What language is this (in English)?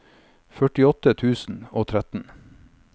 Norwegian